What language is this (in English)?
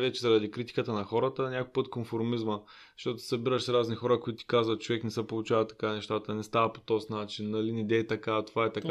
Bulgarian